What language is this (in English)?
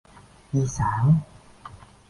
Vietnamese